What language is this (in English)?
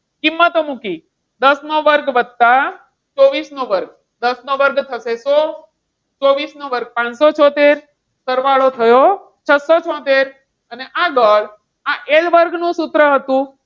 Gujarati